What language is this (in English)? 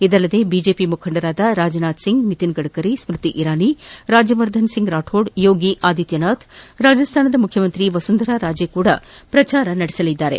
Kannada